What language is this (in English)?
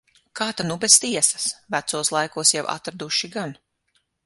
Latvian